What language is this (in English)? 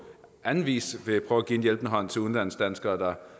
Danish